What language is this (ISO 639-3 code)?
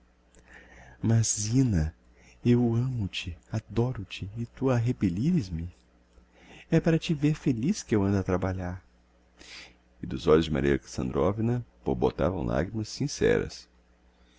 por